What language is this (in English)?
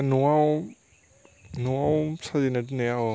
Bodo